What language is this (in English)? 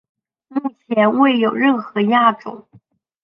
Chinese